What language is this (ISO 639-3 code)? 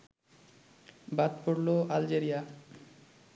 ben